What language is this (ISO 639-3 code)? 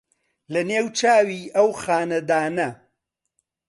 ckb